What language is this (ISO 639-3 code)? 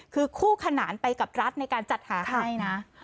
tha